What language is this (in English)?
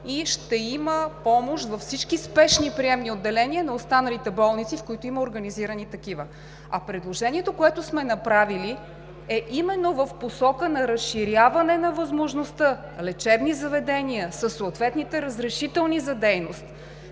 Bulgarian